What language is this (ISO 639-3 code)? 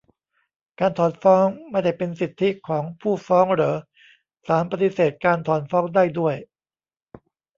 tha